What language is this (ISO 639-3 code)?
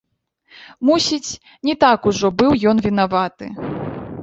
bel